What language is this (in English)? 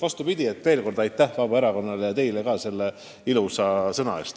Estonian